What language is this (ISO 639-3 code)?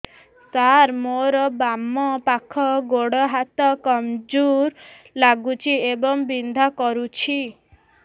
ori